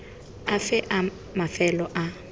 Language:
Tswana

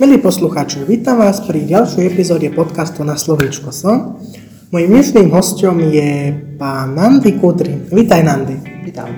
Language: Slovak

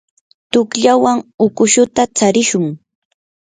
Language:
Yanahuanca Pasco Quechua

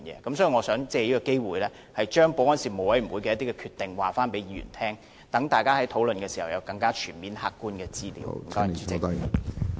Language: Cantonese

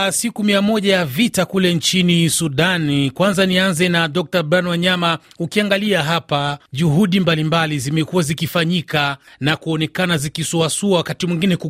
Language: Swahili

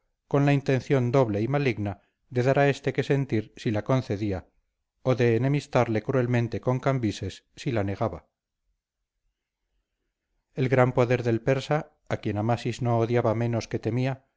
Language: Spanish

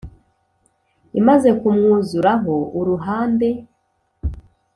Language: Kinyarwanda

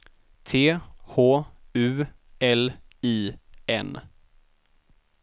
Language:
Swedish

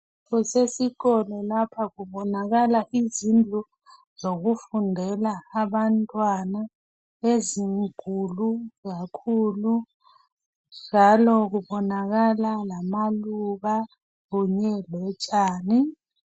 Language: North Ndebele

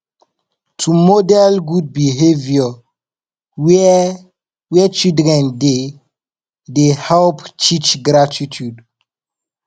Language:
Nigerian Pidgin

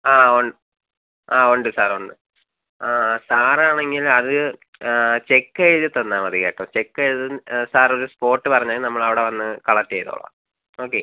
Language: Malayalam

